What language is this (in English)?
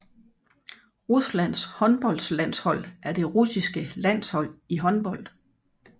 Danish